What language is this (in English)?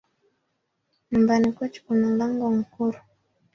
Swahili